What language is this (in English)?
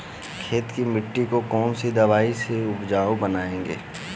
Hindi